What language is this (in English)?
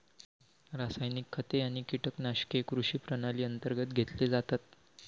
Marathi